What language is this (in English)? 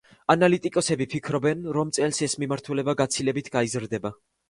Georgian